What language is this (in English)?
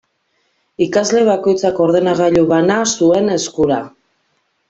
Basque